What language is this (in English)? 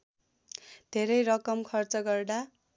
Nepali